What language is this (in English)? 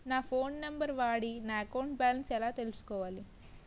Telugu